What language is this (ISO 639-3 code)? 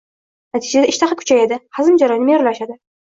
uzb